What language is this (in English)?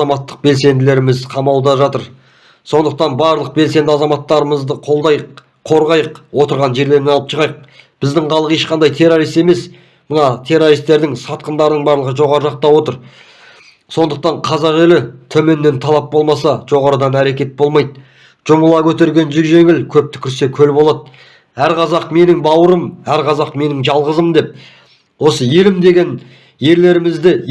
Turkish